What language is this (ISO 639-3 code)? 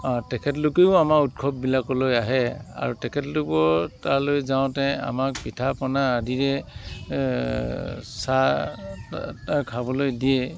asm